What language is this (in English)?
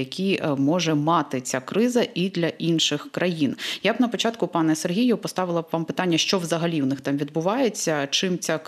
Ukrainian